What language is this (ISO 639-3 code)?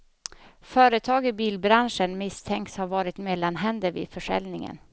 swe